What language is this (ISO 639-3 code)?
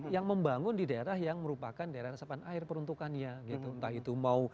ind